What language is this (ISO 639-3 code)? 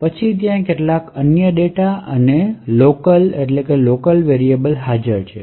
guj